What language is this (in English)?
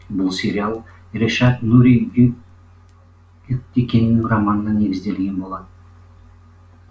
Kazakh